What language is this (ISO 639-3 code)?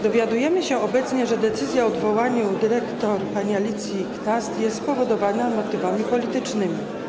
pol